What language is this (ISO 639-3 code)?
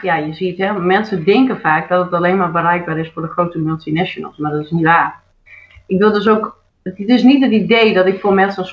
nld